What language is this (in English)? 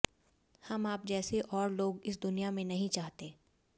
Hindi